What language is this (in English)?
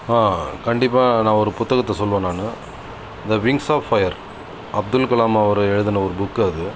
Tamil